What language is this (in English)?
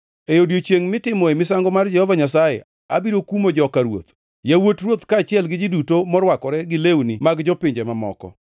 Luo (Kenya and Tanzania)